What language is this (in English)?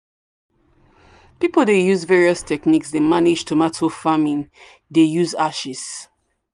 Nigerian Pidgin